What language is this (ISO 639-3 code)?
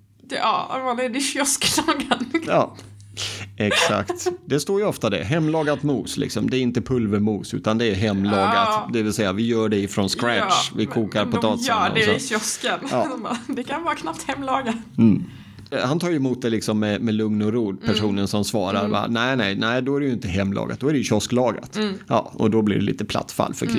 swe